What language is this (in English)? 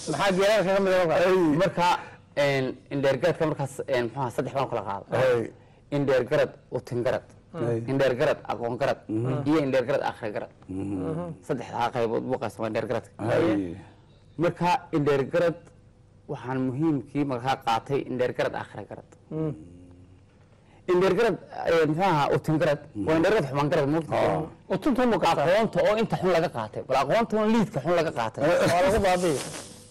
Arabic